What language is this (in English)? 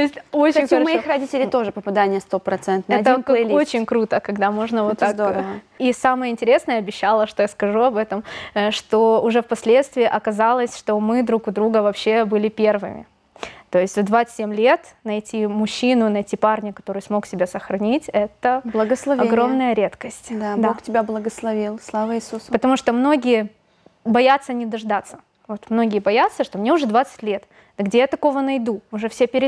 Russian